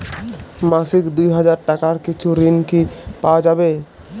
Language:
Bangla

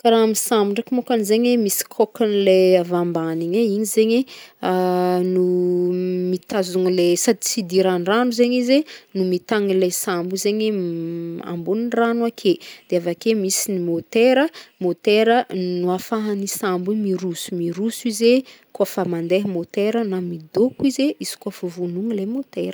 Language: Northern Betsimisaraka Malagasy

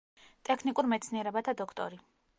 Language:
Georgian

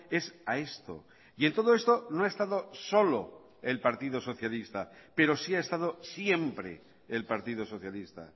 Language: Spanish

